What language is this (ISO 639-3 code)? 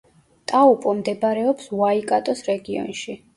kat